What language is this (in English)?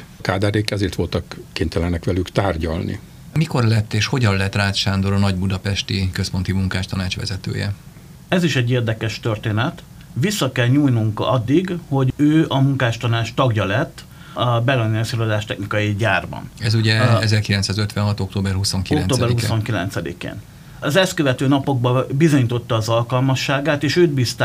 Hungarian